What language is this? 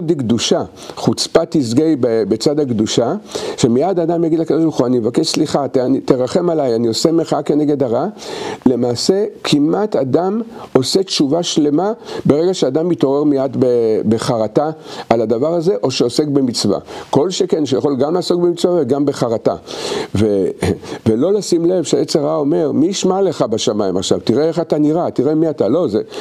Hebrew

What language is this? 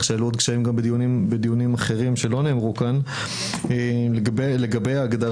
Hebrew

